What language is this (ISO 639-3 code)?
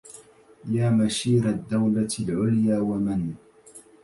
ara